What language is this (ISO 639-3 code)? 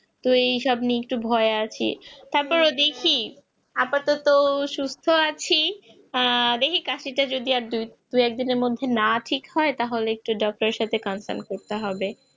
ben